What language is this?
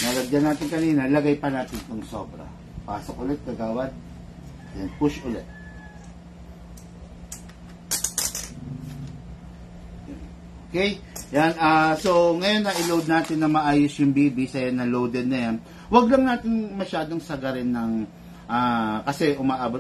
Filipino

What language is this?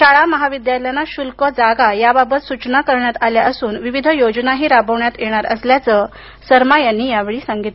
Marathi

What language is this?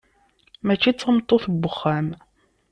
Kabyle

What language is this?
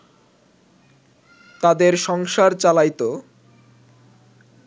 Bangla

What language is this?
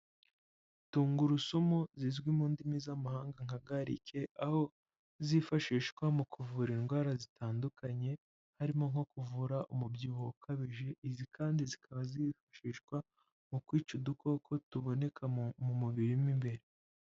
Kinyarwanda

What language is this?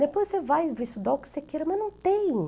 Portuguese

